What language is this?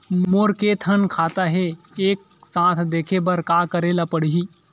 Chhattisgarhi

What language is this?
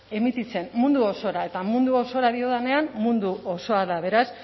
Basque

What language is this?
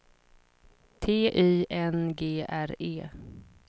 Swedish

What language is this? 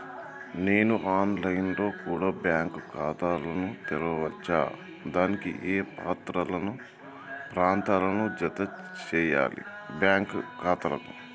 Telugu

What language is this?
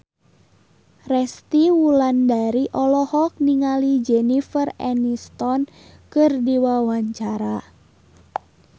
Sundanese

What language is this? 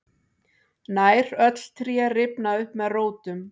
Icelandic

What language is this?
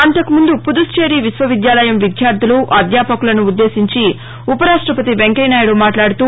Telugu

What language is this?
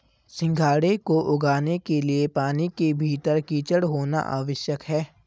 Hindi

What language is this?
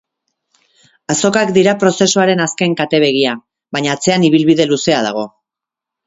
Basque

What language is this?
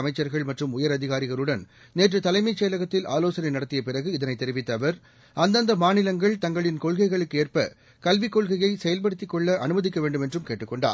Tamil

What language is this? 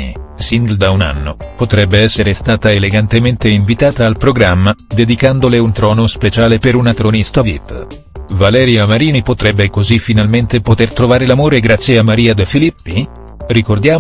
Italian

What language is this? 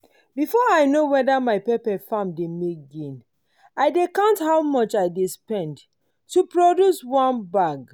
Nigerian Pidgin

